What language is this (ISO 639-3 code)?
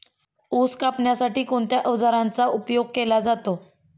mar